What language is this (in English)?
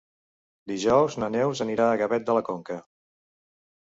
Catalan